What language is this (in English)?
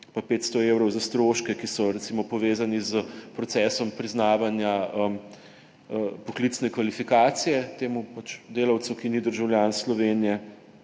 Slovenian